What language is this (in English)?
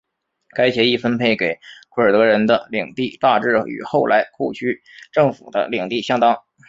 Chinese